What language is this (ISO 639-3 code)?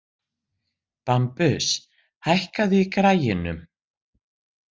isl